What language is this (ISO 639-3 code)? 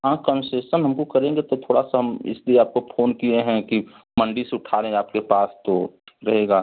hin